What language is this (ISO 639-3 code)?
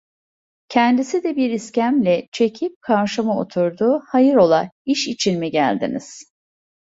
tur